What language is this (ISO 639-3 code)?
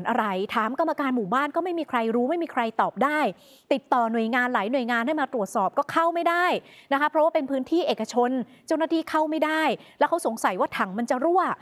tha